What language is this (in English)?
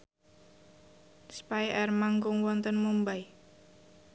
Javanese